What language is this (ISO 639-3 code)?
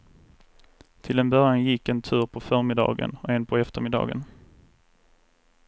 swe